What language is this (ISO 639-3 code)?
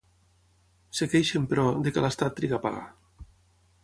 cat